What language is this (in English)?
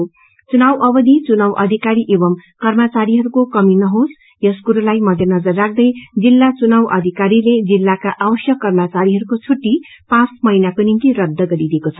Nepali